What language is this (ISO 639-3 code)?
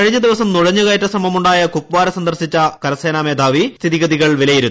mal